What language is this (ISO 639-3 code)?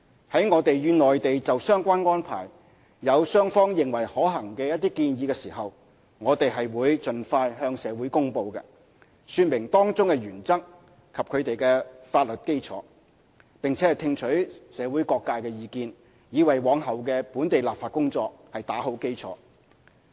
yue